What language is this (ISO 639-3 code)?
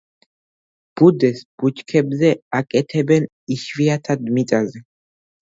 kat